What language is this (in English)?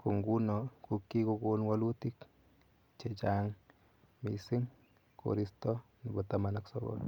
Kalenjin